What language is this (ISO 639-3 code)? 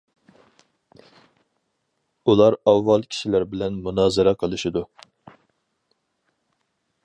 uig